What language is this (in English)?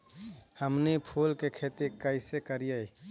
Magahi